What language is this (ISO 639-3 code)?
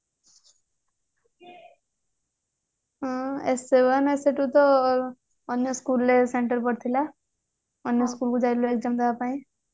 ori